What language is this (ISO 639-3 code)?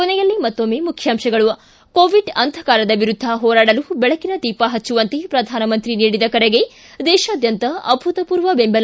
kan